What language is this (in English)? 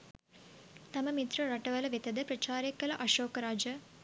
Sinhala